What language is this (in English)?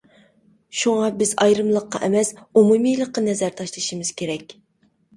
Uyghur